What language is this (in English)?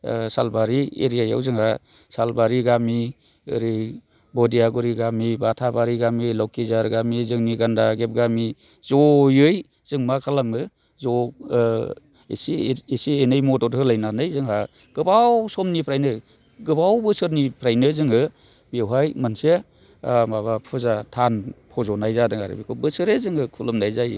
Bodo